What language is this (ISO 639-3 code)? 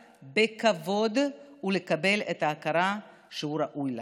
heb